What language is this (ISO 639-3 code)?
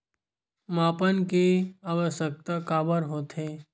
hne